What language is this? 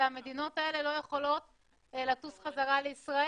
Hebrew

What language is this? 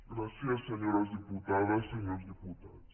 Catalan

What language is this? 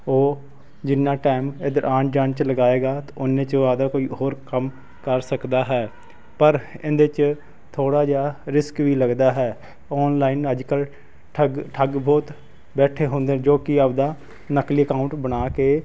Punjabi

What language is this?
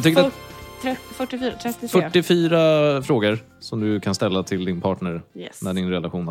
Swedish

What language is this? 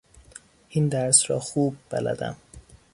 Persian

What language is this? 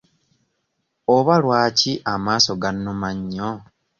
Ganda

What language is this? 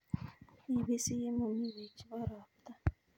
Kalenjin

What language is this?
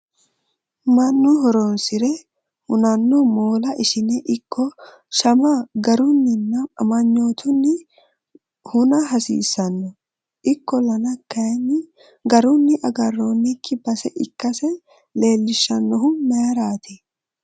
Sidamo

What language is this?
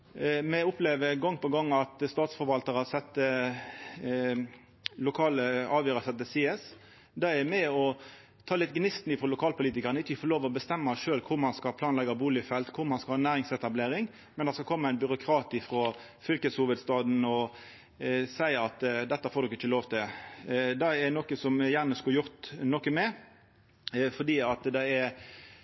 Norwegian Nynorsk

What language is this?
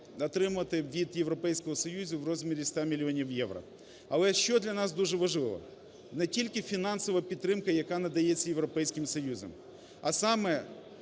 Ukrainian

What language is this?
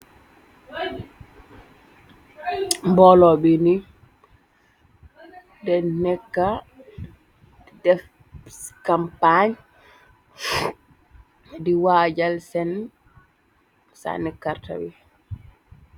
Wolof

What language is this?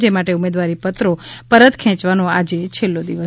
Gujarati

